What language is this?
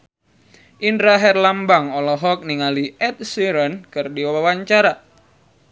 Sundanese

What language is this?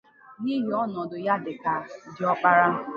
Igbo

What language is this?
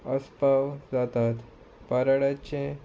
Konkani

